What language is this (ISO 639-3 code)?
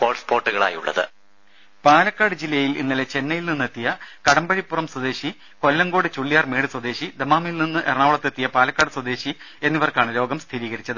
mal